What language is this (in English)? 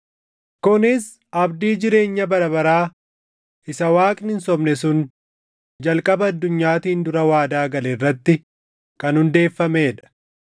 Oromo